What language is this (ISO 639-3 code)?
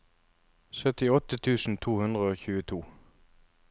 nor